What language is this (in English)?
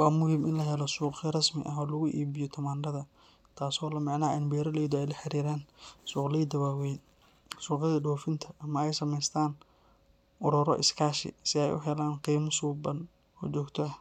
Somali